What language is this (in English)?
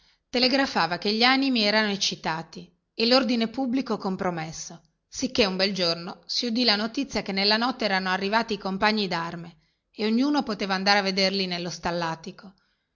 Italian